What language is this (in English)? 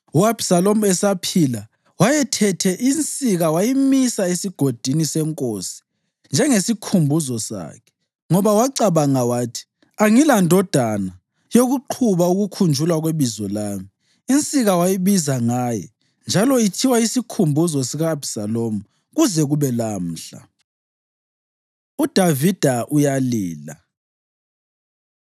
North Ndebele